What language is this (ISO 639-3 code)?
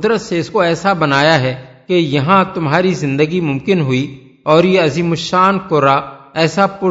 urd